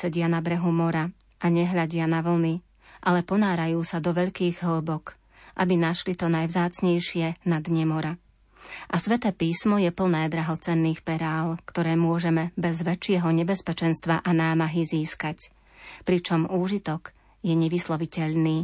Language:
Slovak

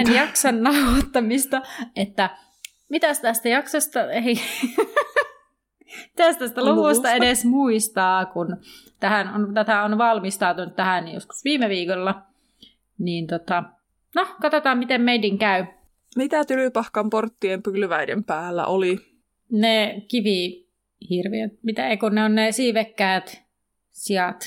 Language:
Finnish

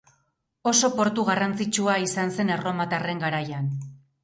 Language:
Basque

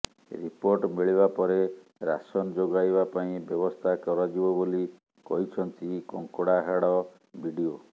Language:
Odia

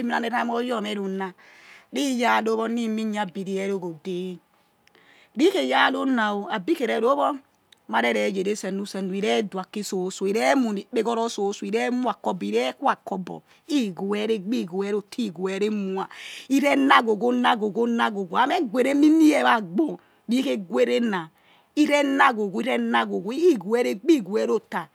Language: Yekhee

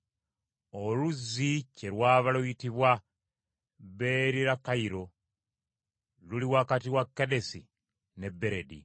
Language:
Ganda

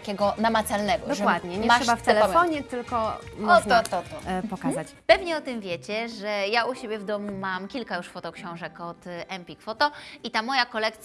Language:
Polish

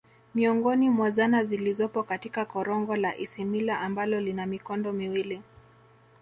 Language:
Swahili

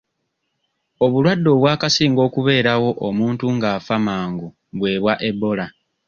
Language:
Ganda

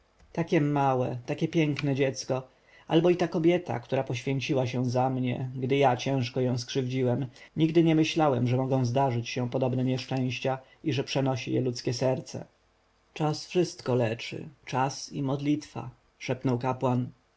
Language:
Polish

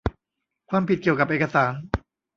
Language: Thai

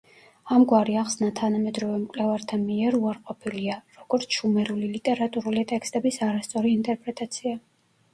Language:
Georgian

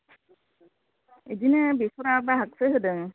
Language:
Bodo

